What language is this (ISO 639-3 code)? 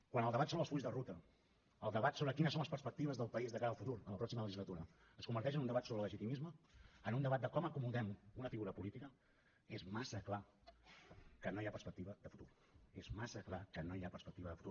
cat